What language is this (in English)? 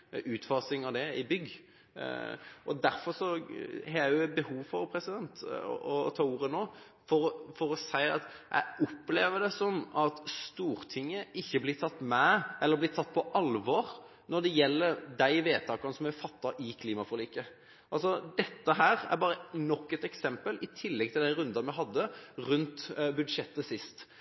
Norwegian Bokmål